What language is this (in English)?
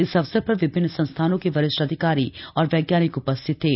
Hindi